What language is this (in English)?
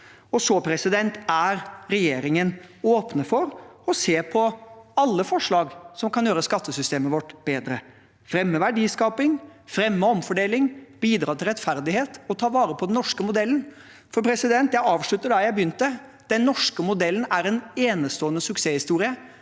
Norwegian